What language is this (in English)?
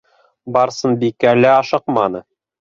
Bashkir